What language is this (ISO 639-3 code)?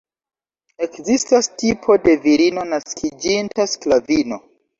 epo